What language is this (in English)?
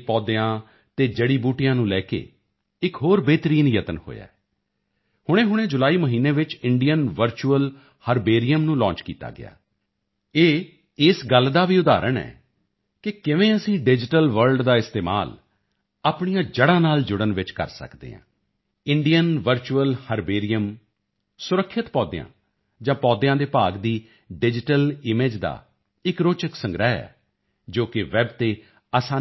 Punjabi